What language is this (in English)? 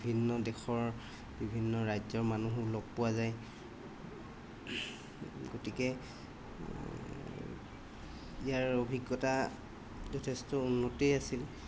Assamese